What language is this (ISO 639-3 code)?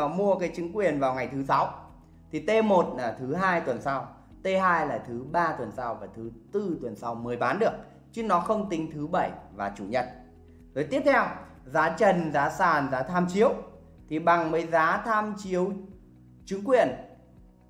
vie